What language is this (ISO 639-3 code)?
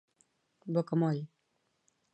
cat